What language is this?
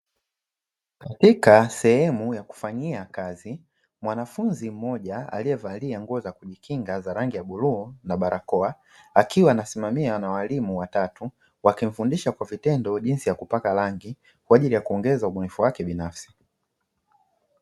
Swahili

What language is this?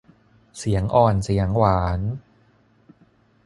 Thai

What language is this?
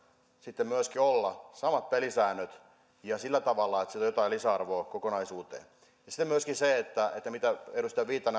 Finnish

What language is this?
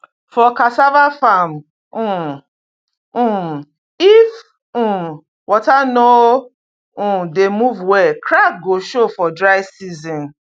Nigerian Pidgin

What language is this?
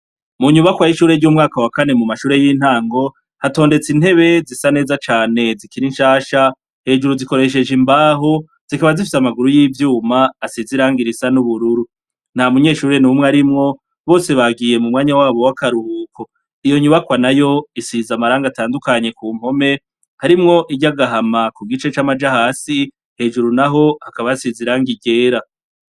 Rundi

